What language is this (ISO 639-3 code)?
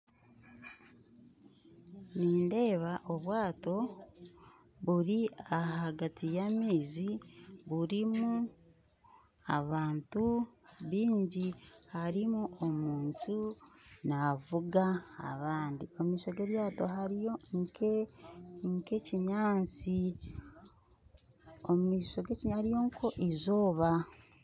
nyn